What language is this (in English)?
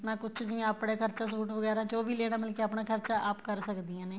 Punjabi